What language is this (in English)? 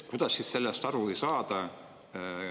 Estonian